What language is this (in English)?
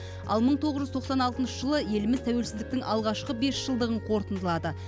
Kazakh